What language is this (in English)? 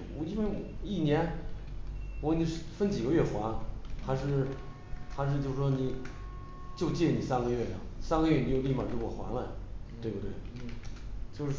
Chinese